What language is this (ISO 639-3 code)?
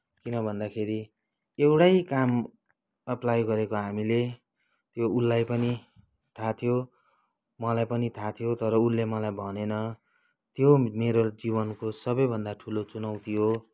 nep